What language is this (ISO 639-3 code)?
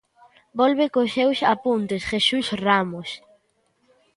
glg